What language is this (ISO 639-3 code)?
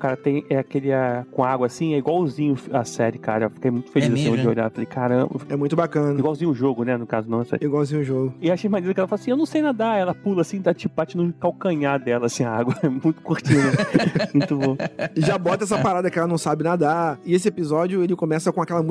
por